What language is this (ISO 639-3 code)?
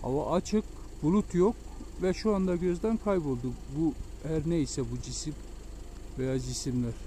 tur